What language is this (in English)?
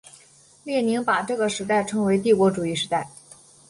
Chinese